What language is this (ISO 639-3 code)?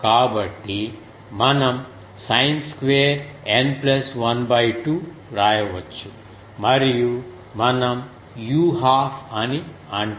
tel